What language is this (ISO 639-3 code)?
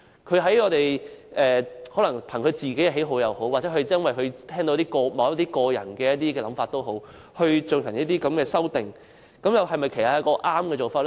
yue